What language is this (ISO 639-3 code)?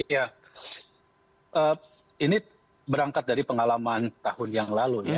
ind